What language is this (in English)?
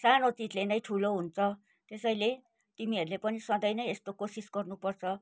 Nepali